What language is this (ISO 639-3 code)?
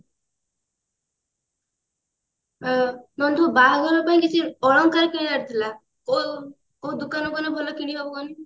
ori